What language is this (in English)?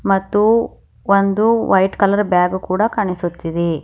Kannada